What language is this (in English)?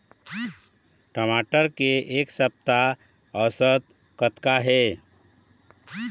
Chhattisgarhi